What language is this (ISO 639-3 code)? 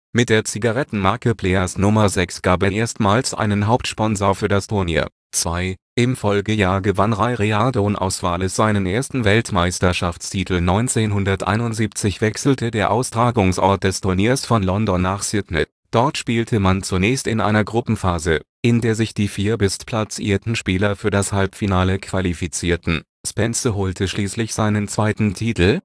deu